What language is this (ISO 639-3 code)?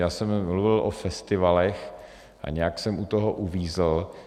ces